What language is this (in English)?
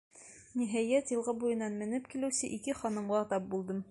Bashkir